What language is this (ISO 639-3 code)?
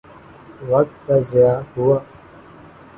urd